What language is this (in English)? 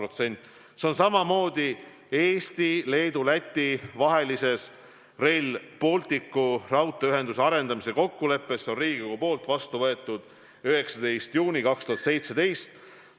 Estonian